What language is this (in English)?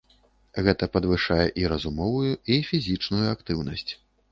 Belarusian